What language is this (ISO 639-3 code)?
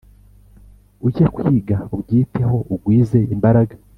kin